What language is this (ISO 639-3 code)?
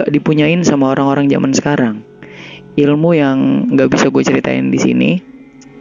ind